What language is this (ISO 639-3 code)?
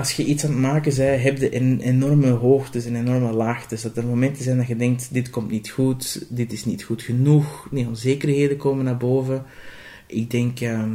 nld